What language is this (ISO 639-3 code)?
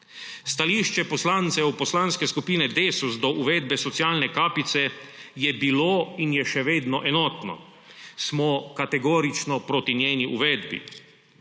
slv